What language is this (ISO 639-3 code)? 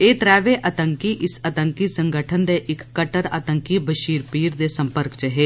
doi